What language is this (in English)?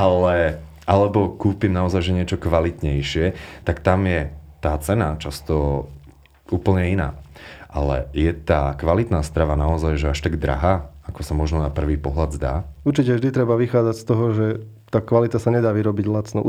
Slovak